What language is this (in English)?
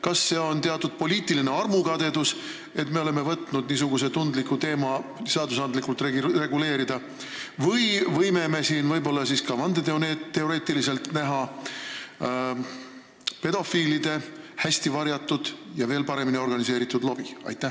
Estonian